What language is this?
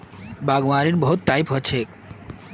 Magahi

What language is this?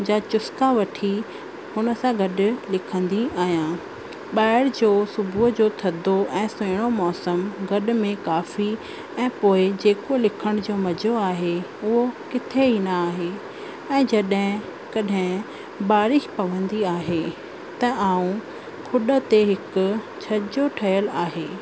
Sindhi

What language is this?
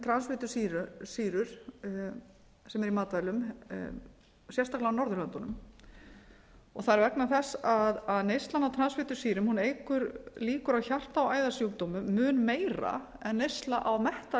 Icelandic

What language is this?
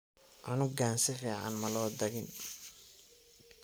Somali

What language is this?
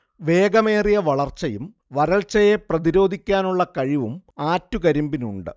Malayalam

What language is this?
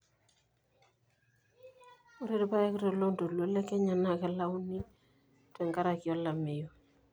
Masai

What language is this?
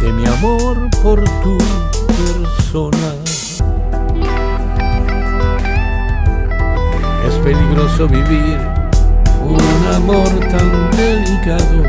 Spanish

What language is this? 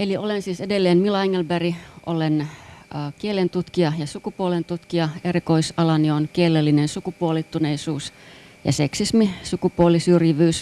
Finnish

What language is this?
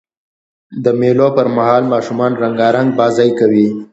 Pashto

